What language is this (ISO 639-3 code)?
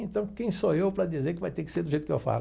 por